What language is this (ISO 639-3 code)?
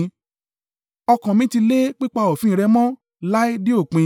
yor